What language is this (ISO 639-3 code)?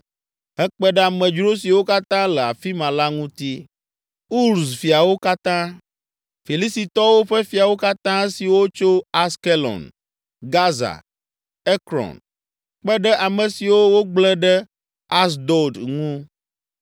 ewe